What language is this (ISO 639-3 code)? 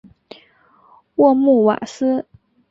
zho